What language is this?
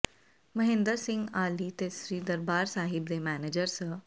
Punjabi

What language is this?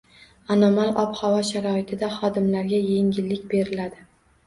Uzbek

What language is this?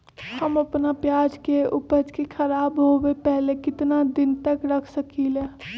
Magahi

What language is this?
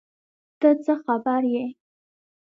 Pashto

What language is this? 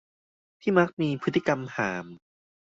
Thai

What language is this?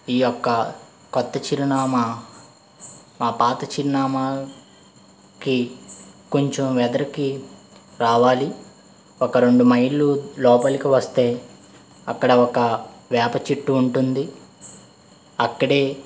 Telugu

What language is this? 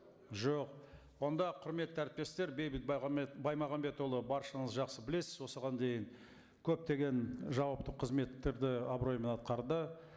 Kazakh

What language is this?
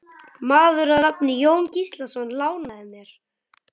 Icelandic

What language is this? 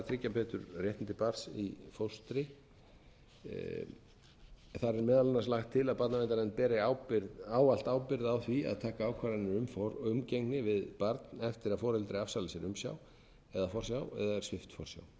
Icelandic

